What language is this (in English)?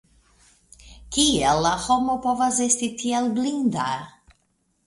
Esperanto